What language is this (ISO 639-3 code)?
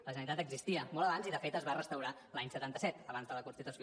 cat